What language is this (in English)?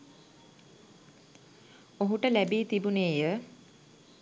Sinhala